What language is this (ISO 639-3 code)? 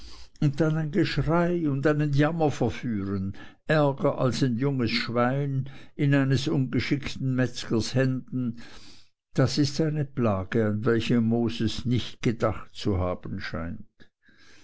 deu